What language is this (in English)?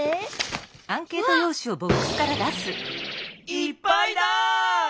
Japanese